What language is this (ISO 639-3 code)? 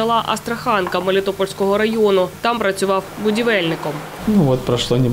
ukr